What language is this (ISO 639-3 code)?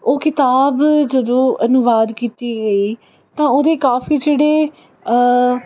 pan